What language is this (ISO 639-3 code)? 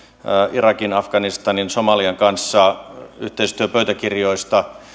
fin